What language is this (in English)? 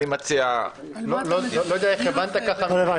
Hebrew